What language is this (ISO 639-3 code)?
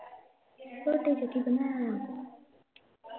pan